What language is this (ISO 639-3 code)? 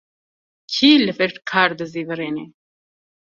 kur